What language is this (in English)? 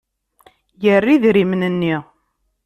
Kabyle